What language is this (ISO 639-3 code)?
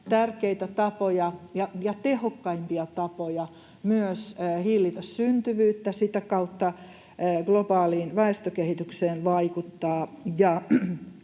fin